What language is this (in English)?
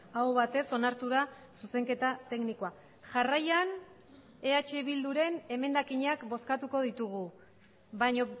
Basque